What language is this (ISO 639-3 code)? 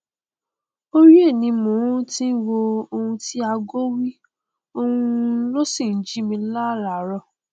yor